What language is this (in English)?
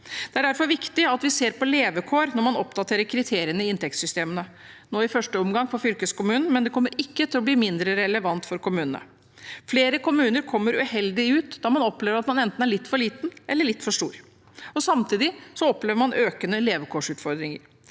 Norwegian